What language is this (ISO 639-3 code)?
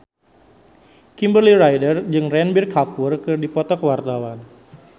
sun